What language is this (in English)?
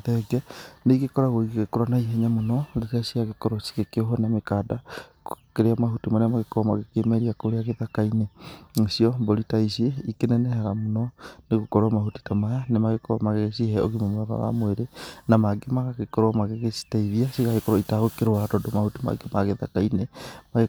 Kikuyu